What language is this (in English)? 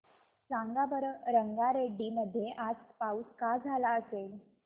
Marathi